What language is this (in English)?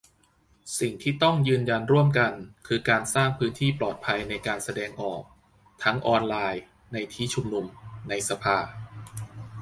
Thai